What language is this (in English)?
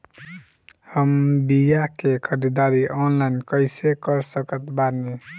Bhojpuri